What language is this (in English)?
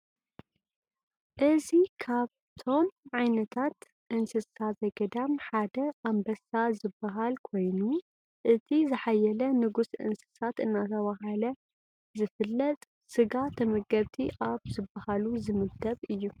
Tigrinya